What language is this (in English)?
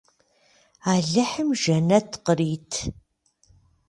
Kabardian